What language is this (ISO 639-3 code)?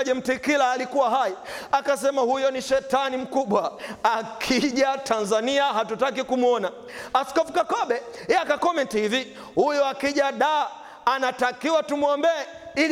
swa